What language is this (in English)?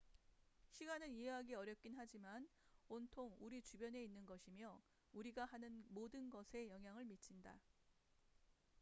Korean